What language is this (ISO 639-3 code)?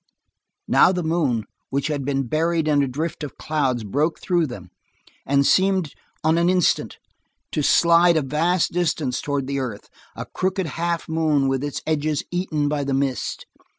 eng